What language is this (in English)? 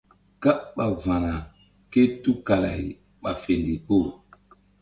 Mbum